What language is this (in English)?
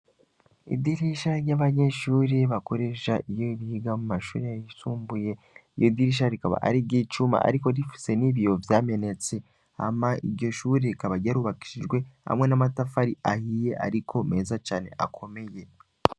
Rundi